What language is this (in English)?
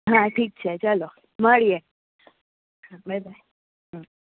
Gujarati